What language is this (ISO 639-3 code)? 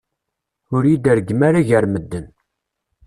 kab